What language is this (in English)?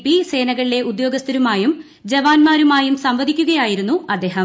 Malayalam